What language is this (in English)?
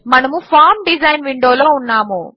Telugu